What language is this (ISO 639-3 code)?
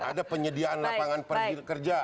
ind